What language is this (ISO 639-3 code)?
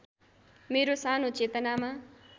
nep